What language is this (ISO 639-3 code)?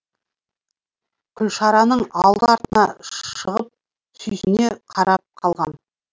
kaz